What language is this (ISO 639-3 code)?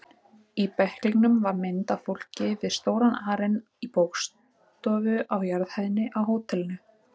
isl